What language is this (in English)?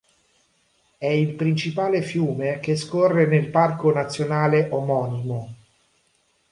Italian